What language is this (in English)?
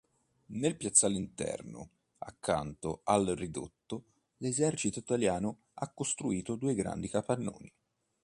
Italian